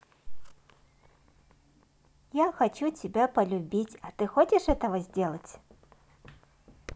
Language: Russian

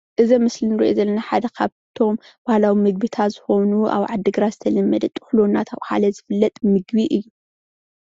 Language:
Tigrinya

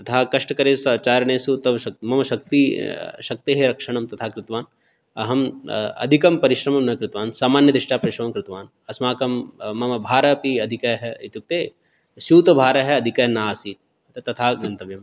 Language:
Sanskrit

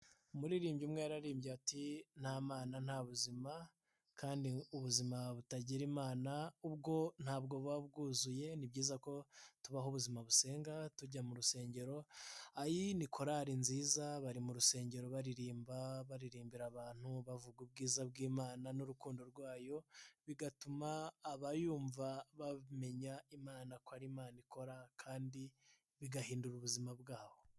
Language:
Kinyarwanda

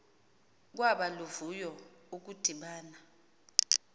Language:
Xhosa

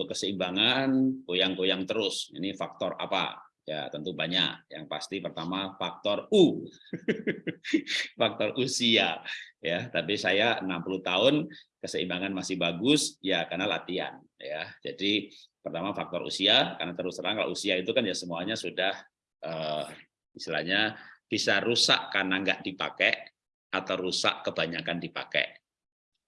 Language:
Indonesian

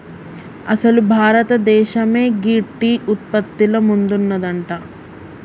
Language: Telugu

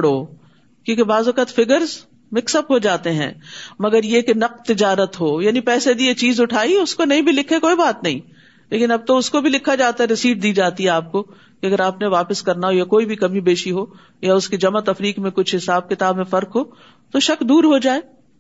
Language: Urdu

